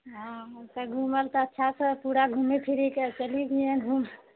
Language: Maithili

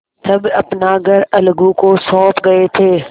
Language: Hindi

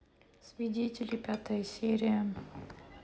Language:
Russian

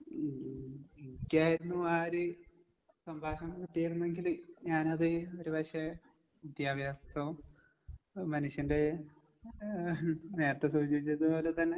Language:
Malayalam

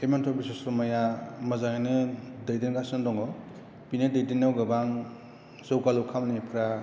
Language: Bodo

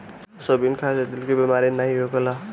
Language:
Bhojpuri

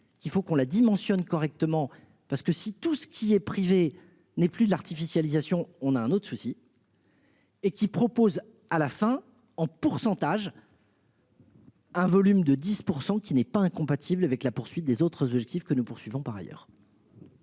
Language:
French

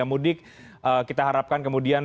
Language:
Indonesian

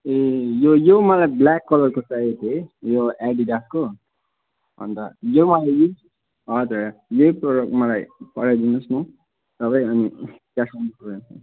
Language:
Nepali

